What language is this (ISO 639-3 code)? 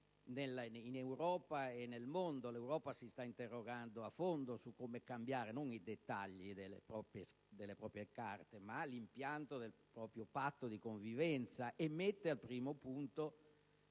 ita